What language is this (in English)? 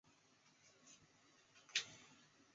Chinese